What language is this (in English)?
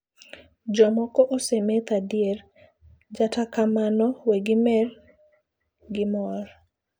Luo (Kenya and Tanzania)